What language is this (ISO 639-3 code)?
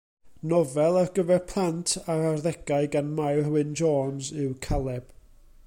cym